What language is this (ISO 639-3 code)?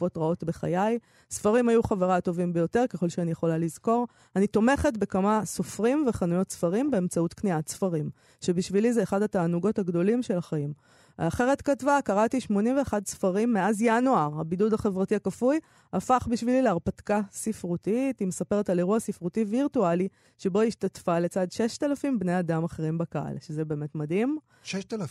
heb